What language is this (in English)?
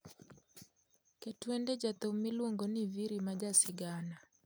Luo (Kenya and Tanzania)